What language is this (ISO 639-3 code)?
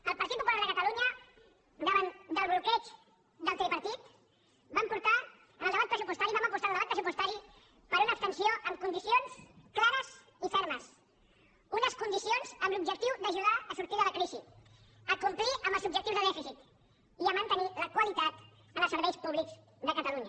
cat